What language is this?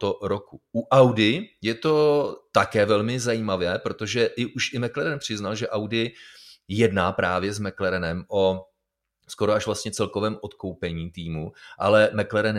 Czech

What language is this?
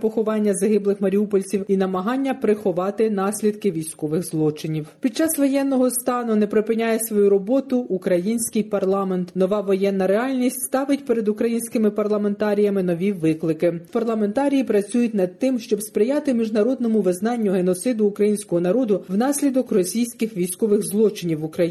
Ukrainian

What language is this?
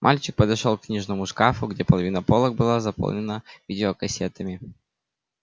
Russian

